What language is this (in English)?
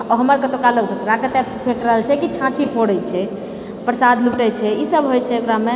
Maithili